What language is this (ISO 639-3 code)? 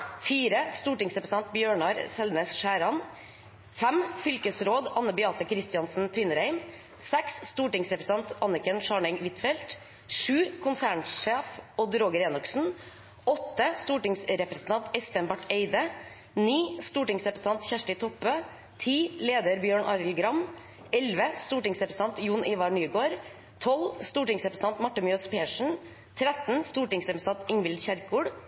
nob